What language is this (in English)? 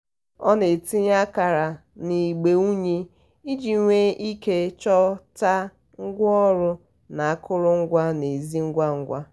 Igbo